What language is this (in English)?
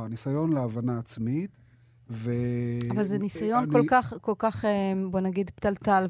Hebrew